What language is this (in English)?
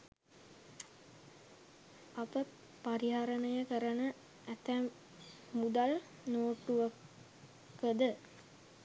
Sinhala